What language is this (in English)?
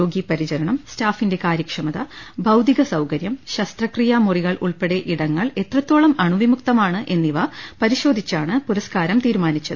Malayalam